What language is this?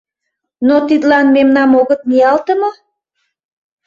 Mari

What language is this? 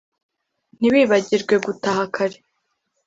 Kinyarwanda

